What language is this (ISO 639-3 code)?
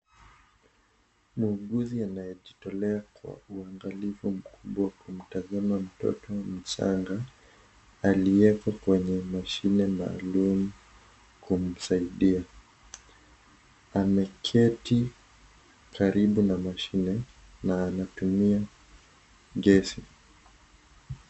swa